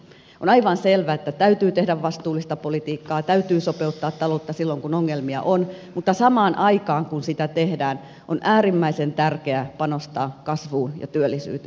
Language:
Finnish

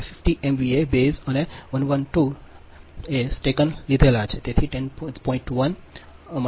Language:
Gujarati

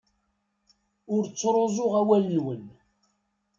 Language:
Kabyle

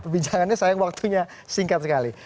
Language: Indonesian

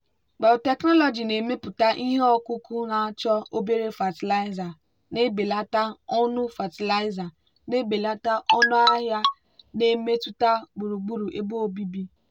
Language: Igbo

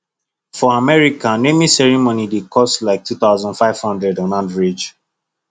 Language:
Nigerian Pidgin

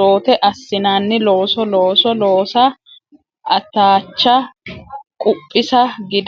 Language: Sidamo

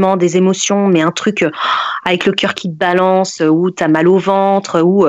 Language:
French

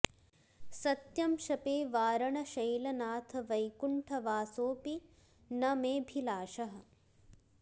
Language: Sanskrit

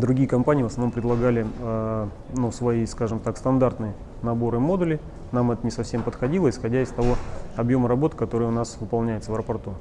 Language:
Russian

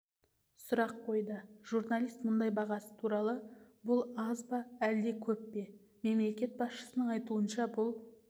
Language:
Kazakh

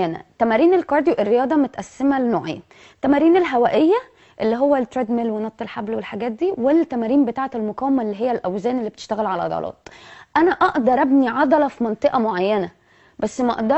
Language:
Arabic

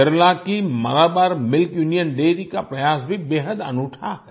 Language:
Hindi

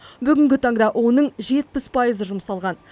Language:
Kazakh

